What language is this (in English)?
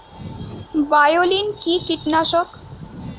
Bangla